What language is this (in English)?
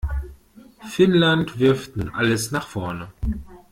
German